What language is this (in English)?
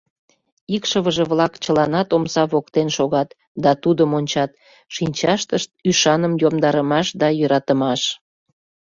Mari